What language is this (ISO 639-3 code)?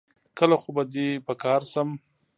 pus